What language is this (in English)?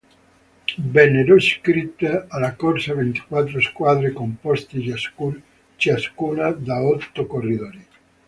Italian